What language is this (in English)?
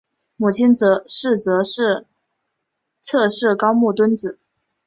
Chinese